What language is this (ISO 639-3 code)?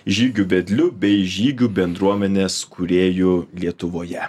lit